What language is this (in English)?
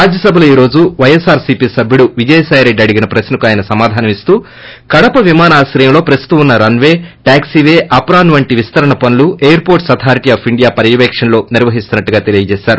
Telugu